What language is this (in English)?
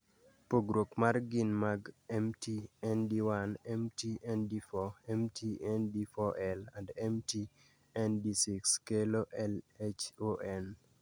Luo (Kenya and Tanzania)